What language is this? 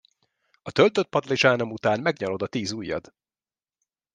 Hungarian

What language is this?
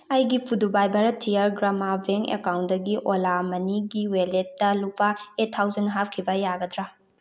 Manipuri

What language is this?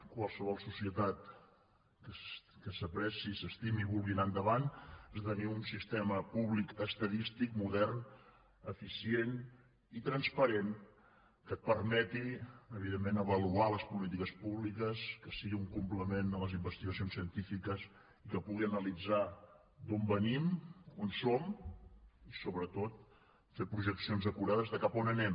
Catalan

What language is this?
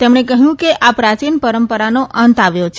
Gujarati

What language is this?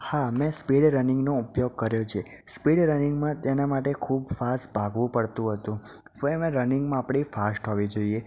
Gujarati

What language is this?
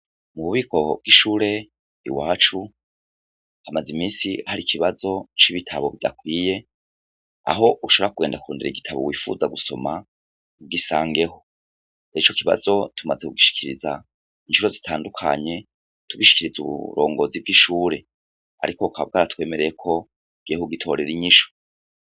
Rundi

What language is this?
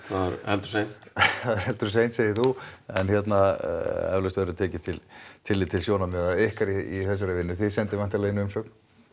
Icelandic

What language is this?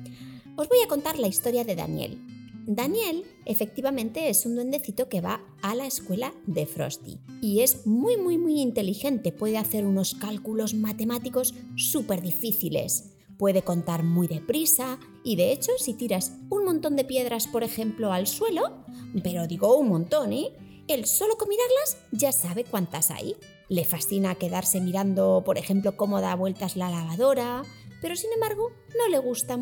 Spanish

